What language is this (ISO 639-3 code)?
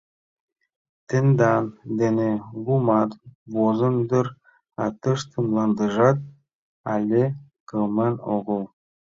chm